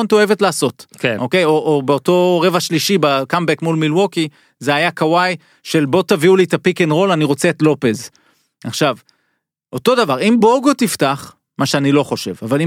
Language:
Hebrew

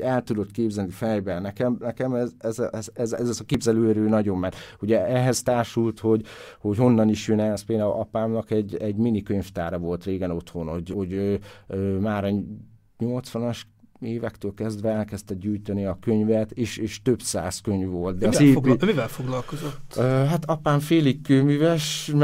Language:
Hungarian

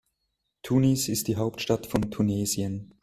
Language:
German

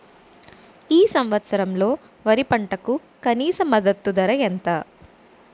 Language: Telugu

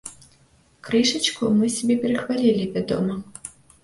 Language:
Belarusian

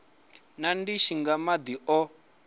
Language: Venda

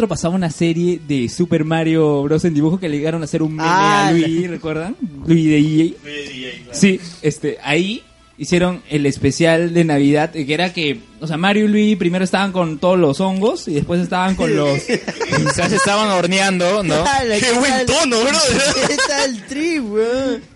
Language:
Spanish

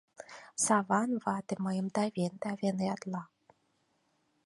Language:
Mari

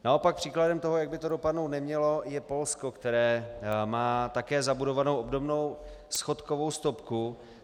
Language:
Czech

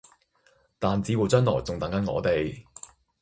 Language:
Cantonese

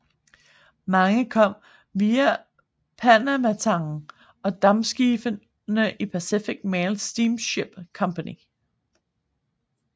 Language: Danish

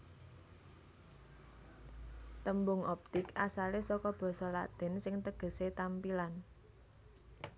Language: Javanese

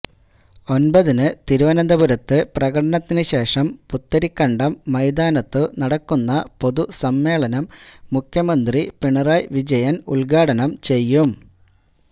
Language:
Malayalam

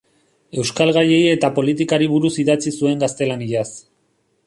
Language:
Basque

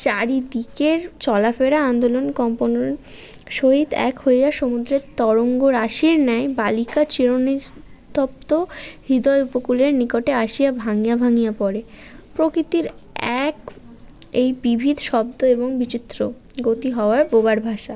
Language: Bangla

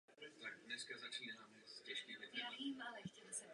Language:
Czech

